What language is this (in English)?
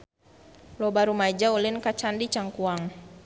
Sundanese